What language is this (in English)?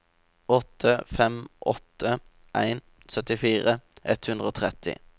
Norwegian